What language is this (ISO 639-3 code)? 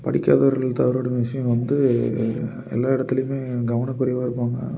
tam